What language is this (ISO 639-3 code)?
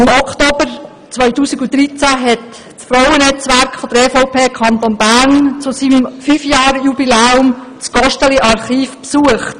gsw